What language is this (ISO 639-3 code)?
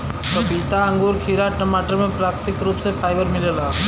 bho